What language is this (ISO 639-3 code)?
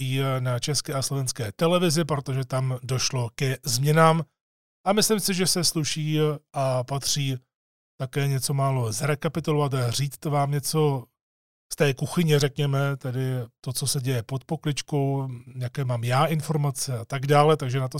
ces